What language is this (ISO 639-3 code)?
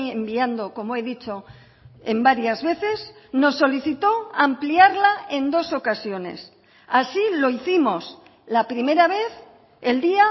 spa